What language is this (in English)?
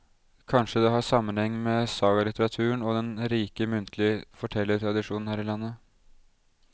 Norwegian